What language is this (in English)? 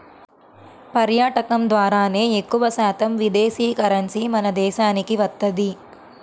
Telugu